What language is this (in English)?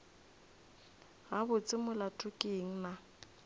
Northern Sotho